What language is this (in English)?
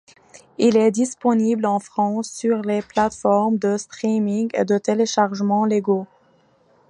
French